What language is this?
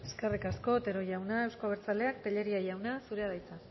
Basque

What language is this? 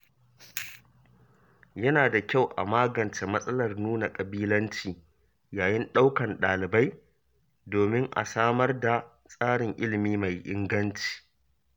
Hausa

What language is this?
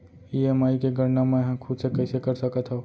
Chhattisgarhi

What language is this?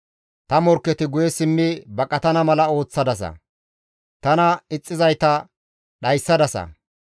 Gamo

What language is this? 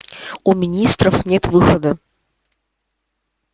Russian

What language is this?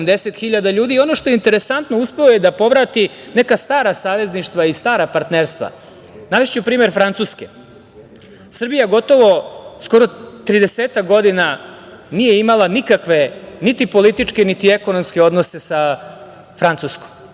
Serbian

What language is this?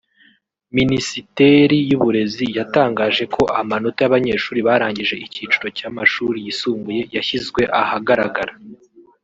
Kinyarwanda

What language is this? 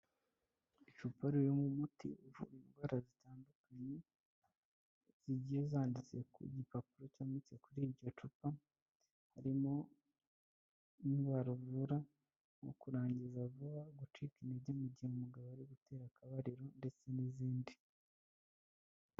Kinyarwanda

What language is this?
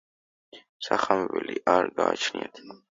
Georgian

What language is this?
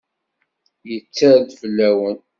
Kabyle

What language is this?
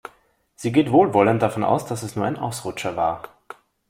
German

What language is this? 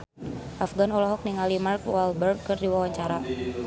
Sundanese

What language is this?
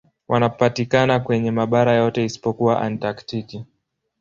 Swahili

